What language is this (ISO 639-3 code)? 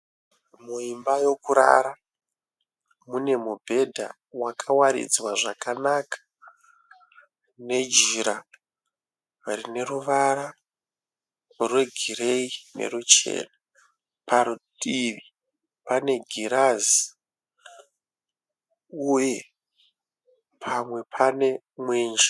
sna